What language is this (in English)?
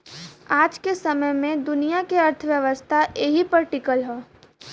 Bhojpuri